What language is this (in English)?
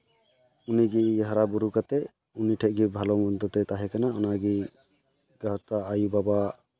Santali